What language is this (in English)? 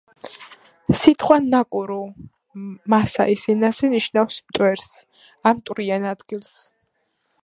Georgian